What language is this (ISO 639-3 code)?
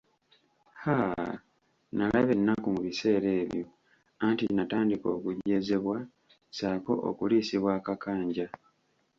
lug